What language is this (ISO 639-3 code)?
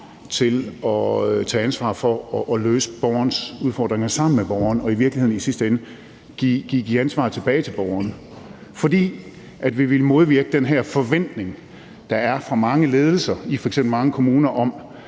dan